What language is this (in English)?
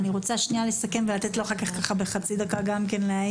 Hebrew